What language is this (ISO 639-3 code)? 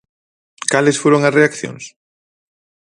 glg